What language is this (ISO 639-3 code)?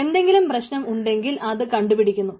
mal